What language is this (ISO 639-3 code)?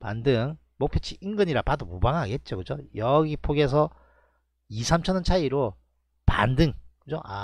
kor